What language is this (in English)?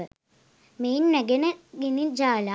Sinhala